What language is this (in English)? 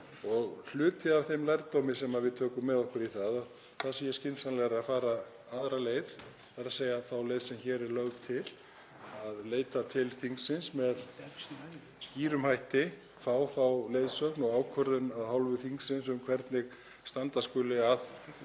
Icelandic